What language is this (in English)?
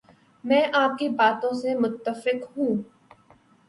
Urdu